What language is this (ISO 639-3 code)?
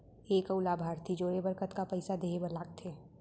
hne